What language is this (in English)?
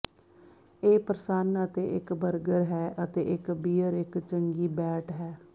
Punjabi